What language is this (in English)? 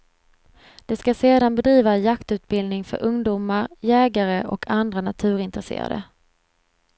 Swedish